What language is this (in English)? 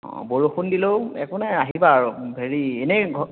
Assamese